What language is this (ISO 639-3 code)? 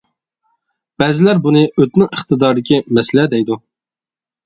uig